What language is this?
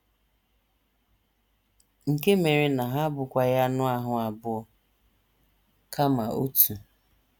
Igbo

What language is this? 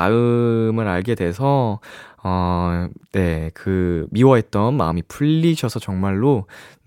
Korean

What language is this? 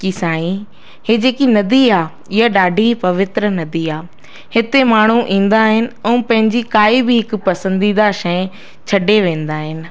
Sindhi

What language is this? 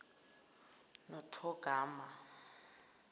Zulu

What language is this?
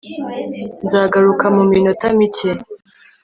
Kinyarwanda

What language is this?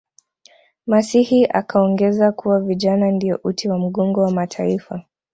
Swahili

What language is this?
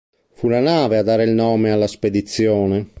Italian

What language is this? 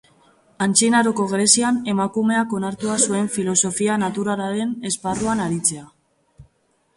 Basque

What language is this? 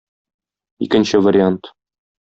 Tatar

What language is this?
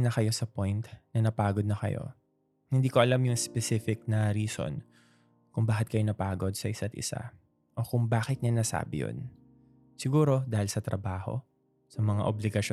Filipino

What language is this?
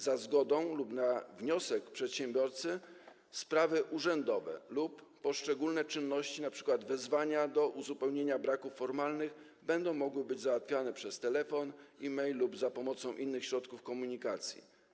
Polish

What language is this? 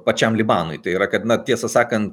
Lithuanian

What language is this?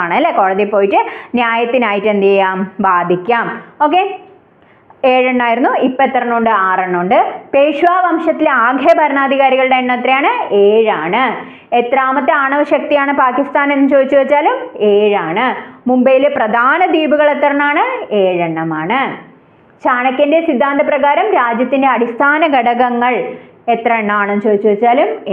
Malayalam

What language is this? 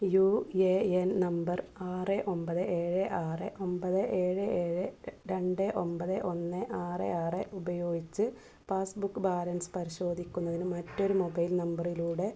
Malayalam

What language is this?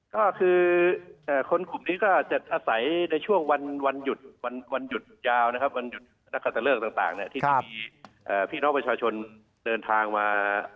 Thai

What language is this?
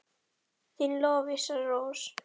Icelandic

